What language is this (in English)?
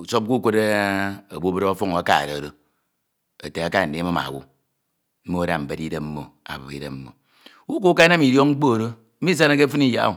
Ito